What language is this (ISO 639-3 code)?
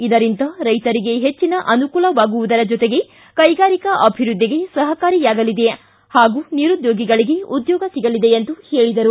kan